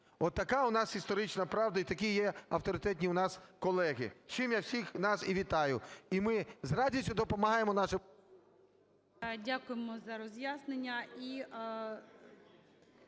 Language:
Ukrainian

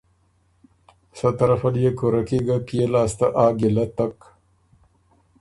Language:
Ormuri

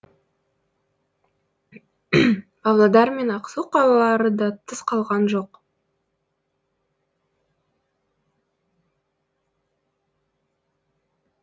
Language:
Kazakh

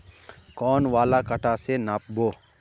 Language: Magahi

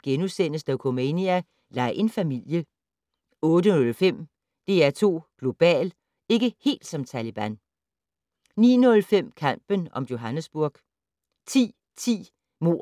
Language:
Danish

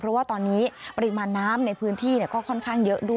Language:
Thai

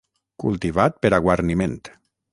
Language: Catalan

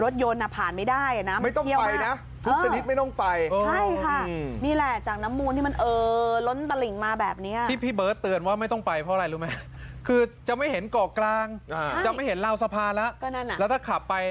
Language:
Thai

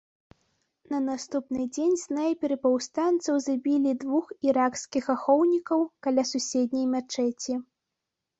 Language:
Belarusian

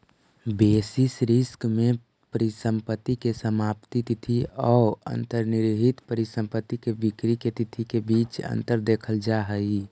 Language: Magahi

